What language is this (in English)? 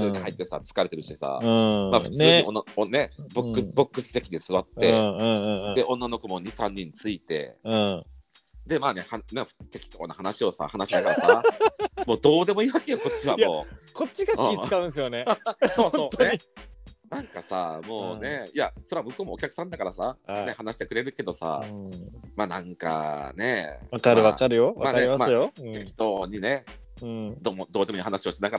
Japanese